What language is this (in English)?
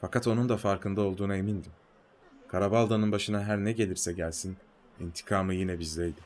Turkish